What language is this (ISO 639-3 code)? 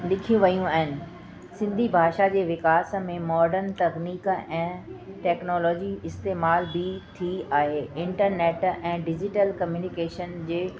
snd